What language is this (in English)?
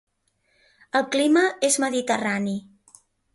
Catalan